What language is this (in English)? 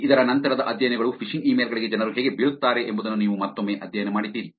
Kannada